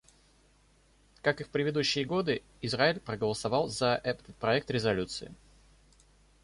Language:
Russian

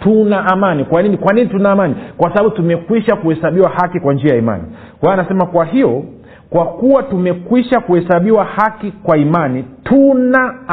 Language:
Swahili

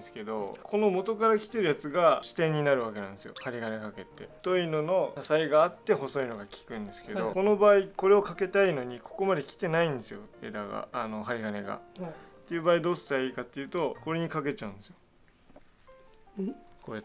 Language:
Japanese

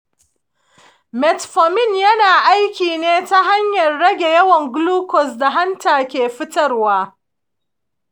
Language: Hausa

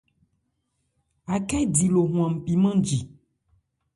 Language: Ebrié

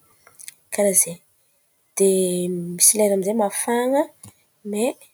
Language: Antankarana Malagasy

